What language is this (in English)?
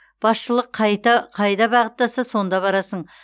Kazakh